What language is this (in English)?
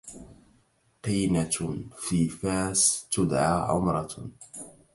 Arabic